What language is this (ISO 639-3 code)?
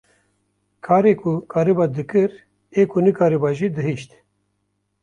kur